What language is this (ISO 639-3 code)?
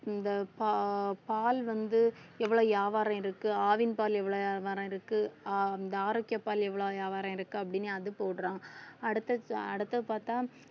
tam